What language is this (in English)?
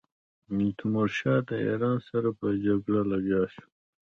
Pashto